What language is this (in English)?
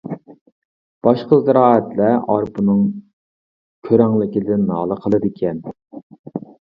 Uyghur